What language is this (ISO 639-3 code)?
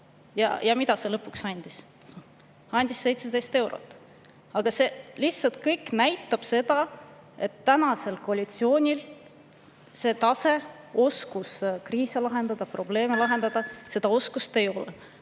est